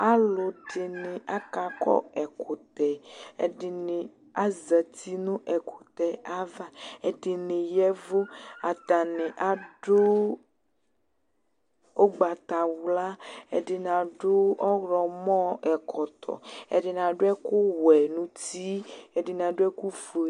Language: Ikposo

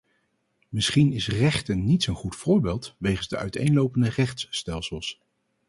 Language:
Dutch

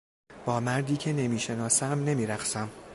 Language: Persian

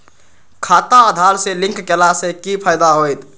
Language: Maithili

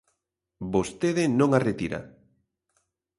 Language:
Galician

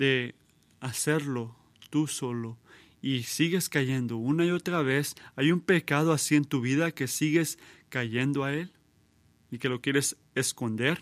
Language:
Spanish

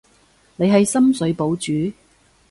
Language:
Cantonese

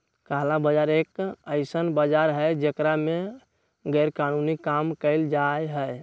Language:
Magahi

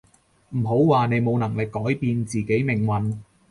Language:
Cantonese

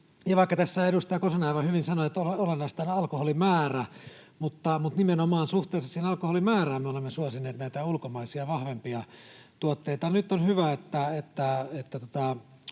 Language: Finnish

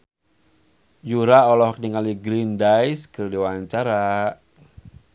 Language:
Sundanese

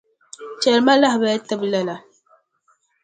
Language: Dagbani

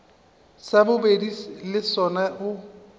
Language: Northern Sotho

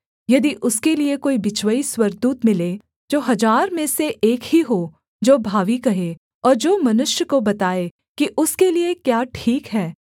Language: Hindi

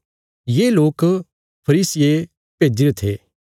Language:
Bilaspuri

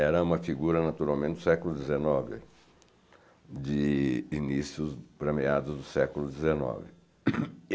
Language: Portuguese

